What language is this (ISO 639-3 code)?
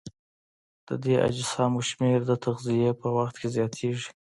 pus